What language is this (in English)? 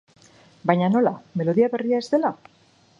Basque